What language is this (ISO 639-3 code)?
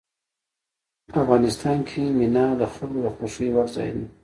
pus